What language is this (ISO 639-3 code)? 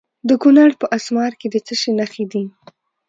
pus